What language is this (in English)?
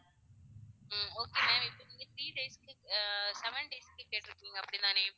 Tamil